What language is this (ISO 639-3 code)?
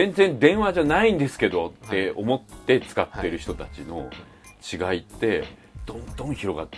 jpn